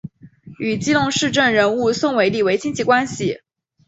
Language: Chinese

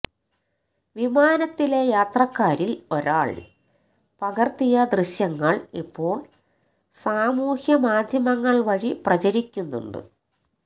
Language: Malayalam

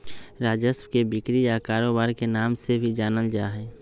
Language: Magahi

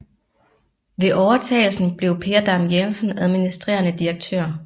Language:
Danish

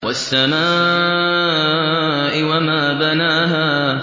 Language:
Arabic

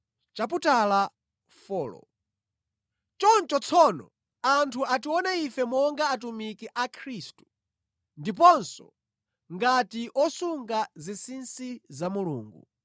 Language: Nyanja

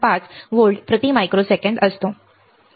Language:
Marathi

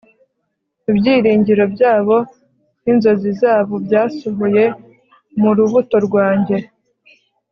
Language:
Kinyarwanda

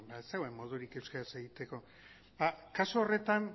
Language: Basque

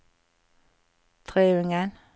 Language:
Norwegian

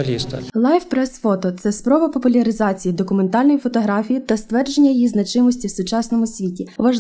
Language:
Ukrainian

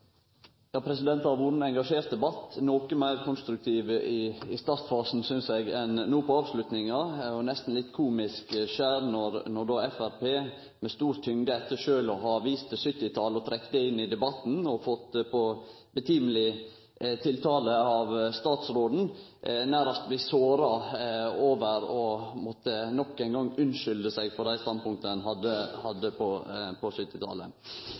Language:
Norwegian Nynorsk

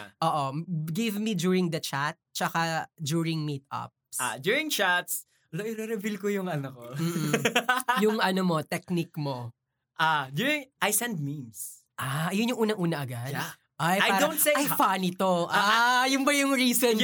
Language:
Filipino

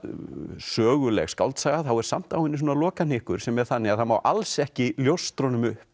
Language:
Icelandic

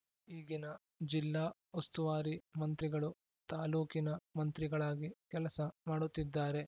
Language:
Kannada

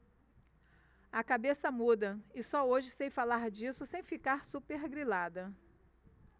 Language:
Portuguese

